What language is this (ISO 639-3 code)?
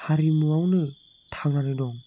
brx